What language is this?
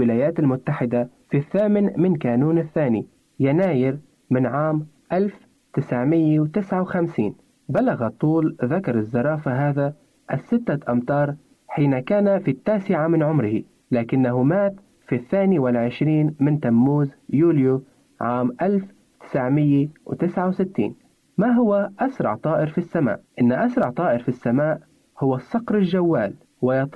Arabic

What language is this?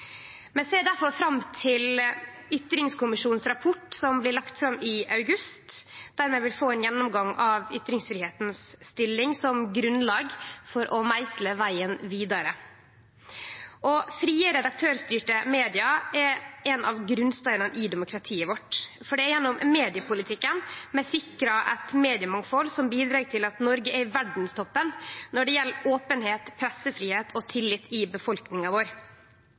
Norwegian Nynorsk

